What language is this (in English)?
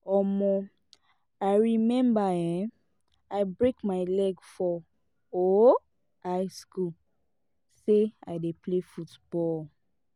Nigerian Pidgin